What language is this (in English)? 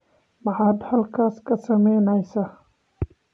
Somali